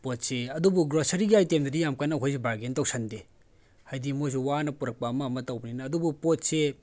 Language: Manipuri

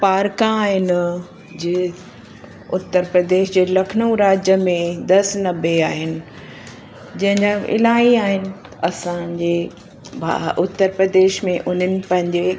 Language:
Sindhi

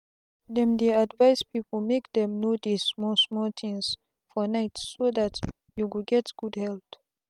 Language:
Nigerian Pidgin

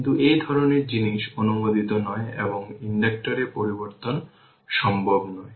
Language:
Bangla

